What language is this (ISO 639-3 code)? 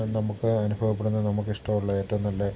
mal